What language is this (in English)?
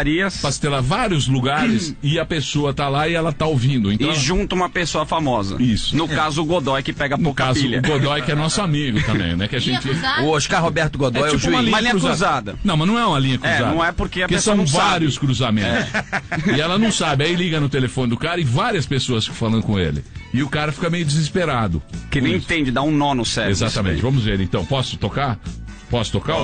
Portuguese